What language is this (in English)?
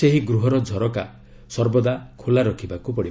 Odia